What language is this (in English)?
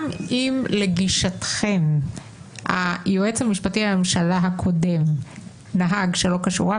Hebrew